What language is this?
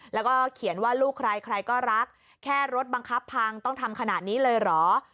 Thai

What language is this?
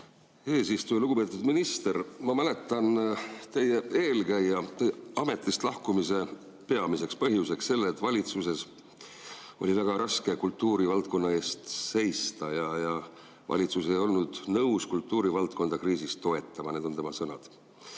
Estonian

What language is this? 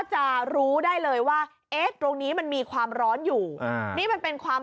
Thai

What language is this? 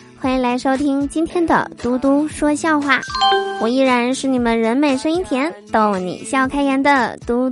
Chinese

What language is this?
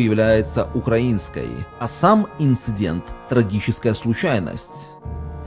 Russian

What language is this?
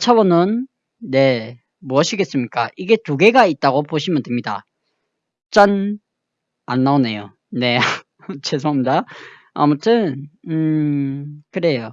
Korean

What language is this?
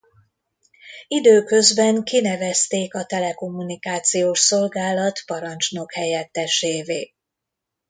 Hungarian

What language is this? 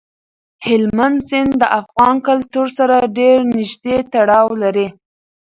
Pashto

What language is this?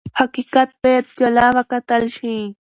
Pashto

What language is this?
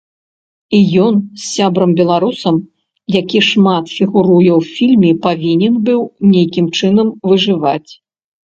Belarusian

